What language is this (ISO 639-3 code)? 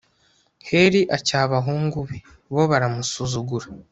kin